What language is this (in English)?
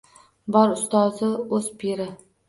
Uzbek